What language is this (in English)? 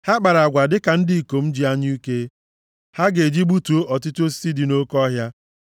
Igbo